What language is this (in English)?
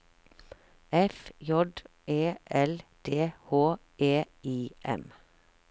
Norwegian